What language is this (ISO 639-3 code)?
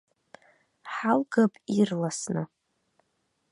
abk